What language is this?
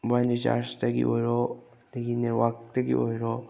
Manipuri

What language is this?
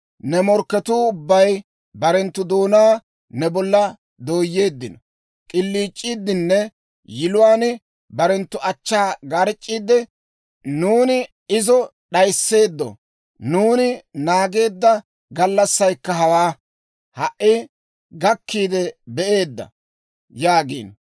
Dawro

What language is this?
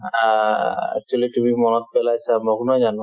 Assamese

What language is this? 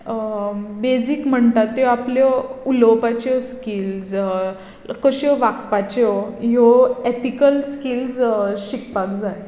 Konkani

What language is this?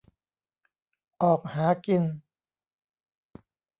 Thai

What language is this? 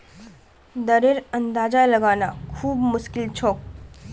Magahi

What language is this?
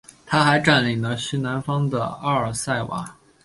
Chinese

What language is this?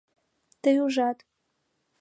Mari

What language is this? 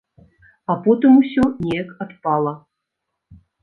Belarusian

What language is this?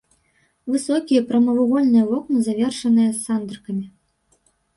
Belarusian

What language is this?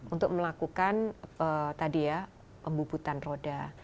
Indonesian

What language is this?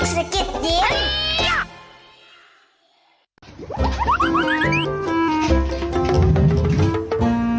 Thai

